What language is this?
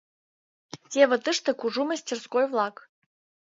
Mari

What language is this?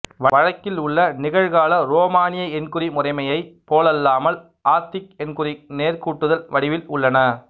Tamil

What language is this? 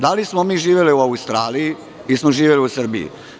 Serbian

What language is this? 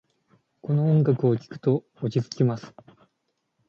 Japanese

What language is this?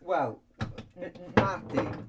Welsh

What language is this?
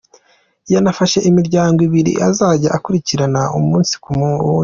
Kinyarwanda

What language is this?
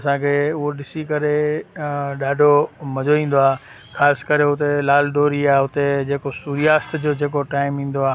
Sindhi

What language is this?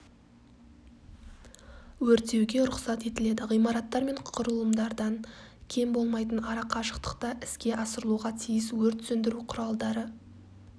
Kazakh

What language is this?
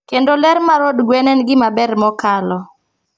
Luo (Kenya and Tanzania)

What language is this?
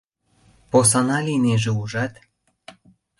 Mari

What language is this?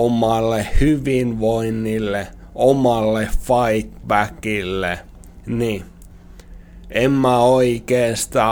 Finnish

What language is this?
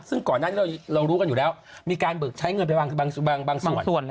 Thai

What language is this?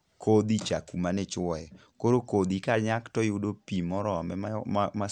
Luo (Kenya and Tanzania)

